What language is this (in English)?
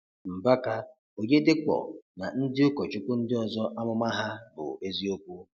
Igbo